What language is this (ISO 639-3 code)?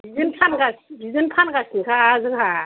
brx